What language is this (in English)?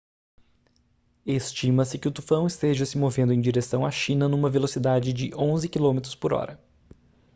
Portuguese